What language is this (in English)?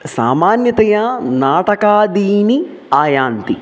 Sanskrit